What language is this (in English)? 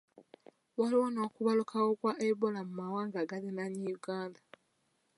Ganda